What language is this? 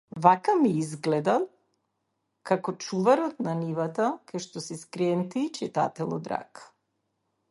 Macedonian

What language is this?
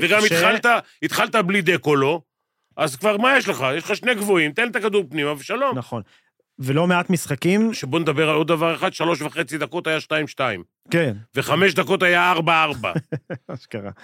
Hebrew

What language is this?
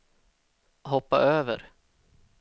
Swedish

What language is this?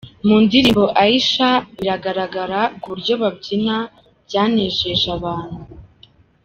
Kinyarwanda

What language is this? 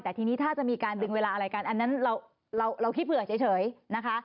Thai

